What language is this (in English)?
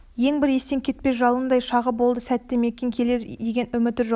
Kazakh